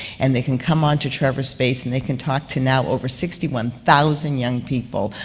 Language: English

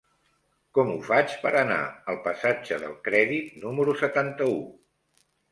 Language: Catalan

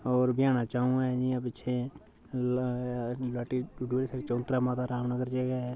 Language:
Dogri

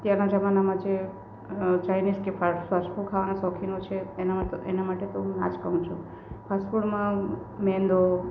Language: Gujarati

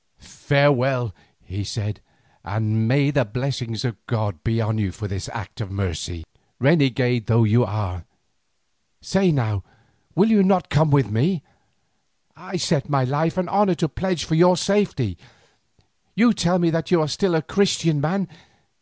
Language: English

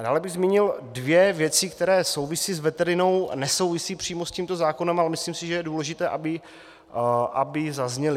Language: Czech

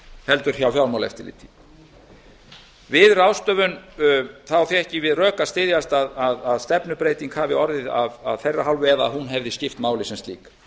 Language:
Icelandic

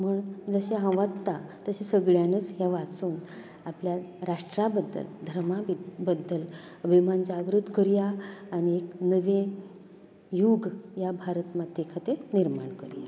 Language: Konkani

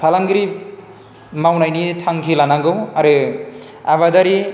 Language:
Bodo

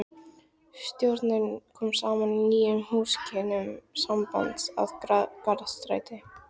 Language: Icelandic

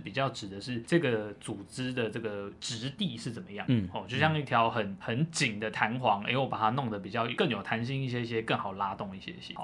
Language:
Chinese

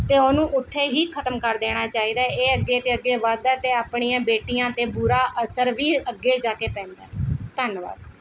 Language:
Punjabi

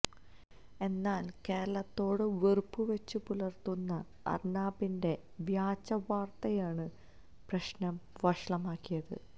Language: Malayalam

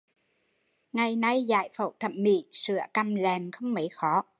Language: Vietnamese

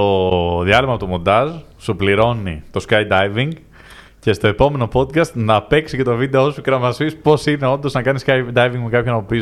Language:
Greek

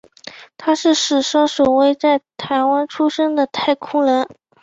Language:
Chinese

